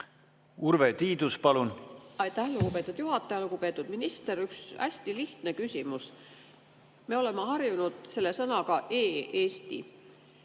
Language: Estonian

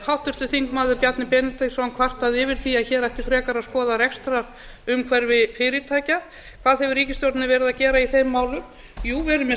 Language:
Icelandic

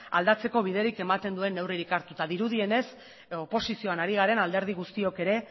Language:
Basque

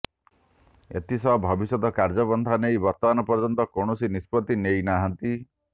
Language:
Odia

